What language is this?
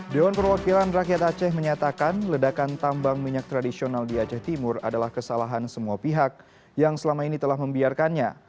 Indonesian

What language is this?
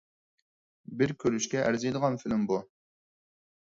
Uyghur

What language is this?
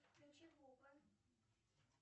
Russian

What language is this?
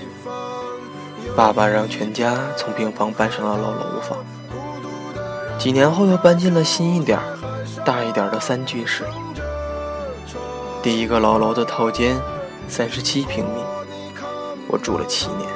Chinese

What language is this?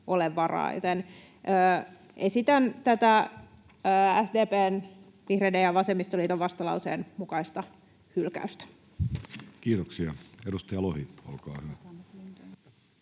Finnish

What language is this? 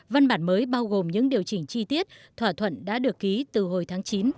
Vietnamese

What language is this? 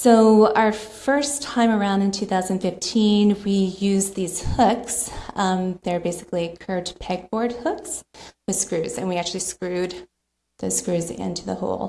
English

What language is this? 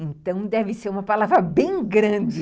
Portuguese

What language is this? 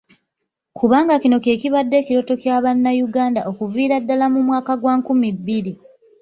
Ganda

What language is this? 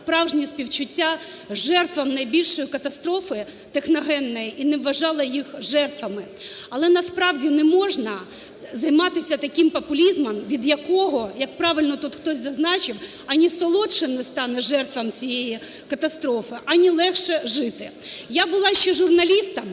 Ukrainian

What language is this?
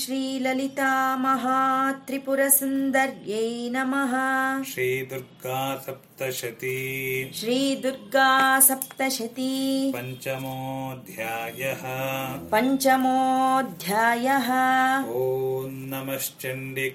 Kannada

